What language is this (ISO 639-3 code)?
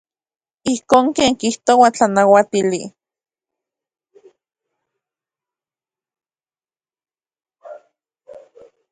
ncx